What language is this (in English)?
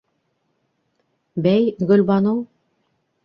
Bashkir